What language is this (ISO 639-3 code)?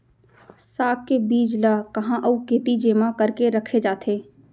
hne